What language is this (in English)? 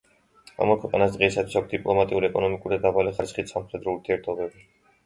Georgian